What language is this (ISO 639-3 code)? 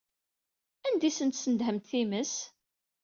kab